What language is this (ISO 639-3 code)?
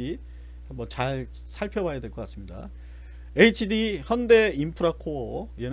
kor